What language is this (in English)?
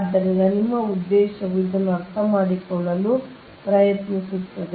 Kannada